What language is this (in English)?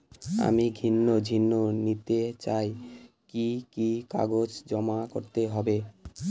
Bangla